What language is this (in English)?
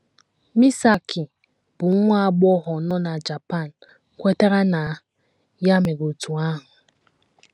Igbo